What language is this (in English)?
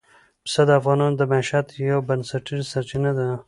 Pashto